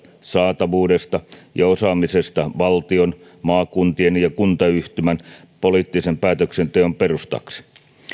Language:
Finnish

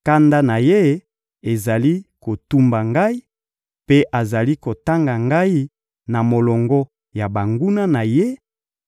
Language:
Lingala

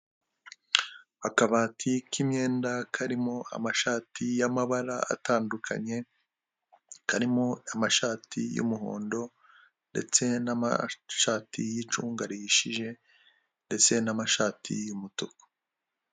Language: Kinyarwanda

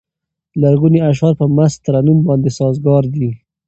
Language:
Pashto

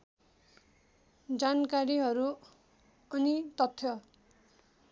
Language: Nepali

